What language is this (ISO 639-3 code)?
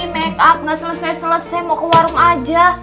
ind